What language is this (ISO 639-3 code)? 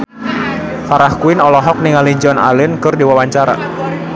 sun